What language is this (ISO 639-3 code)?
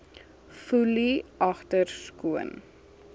afr